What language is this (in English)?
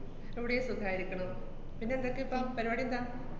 Malayalam